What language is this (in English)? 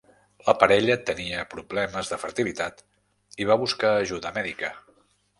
Catalan